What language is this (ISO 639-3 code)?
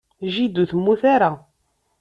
kab